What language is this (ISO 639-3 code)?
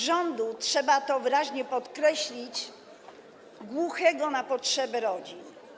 pol